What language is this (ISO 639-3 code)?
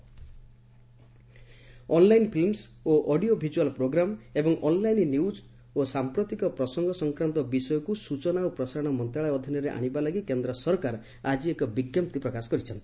ori